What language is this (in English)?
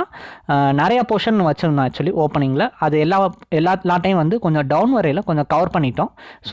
Indonesian